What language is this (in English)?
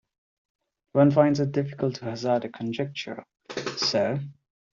English